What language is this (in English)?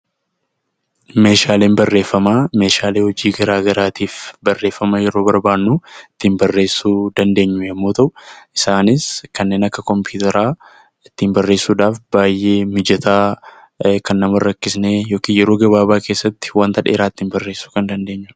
Oromo